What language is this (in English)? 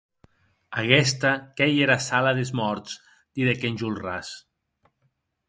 Occitan